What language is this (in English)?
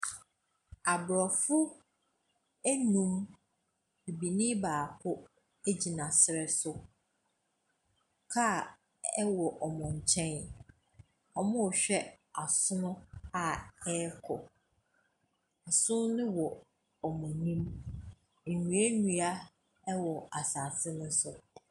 Akan